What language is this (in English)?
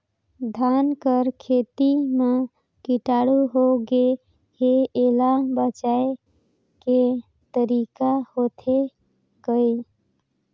Chhattisgarhi